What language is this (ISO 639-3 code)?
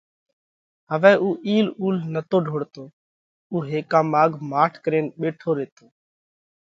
kvx